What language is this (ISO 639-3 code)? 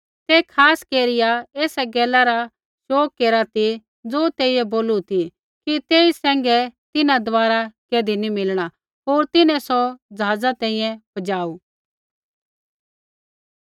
kfx